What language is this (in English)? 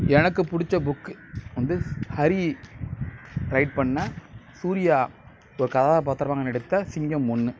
Tamil